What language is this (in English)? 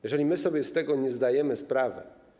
Polish